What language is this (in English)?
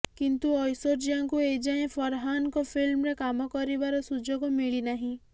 Odia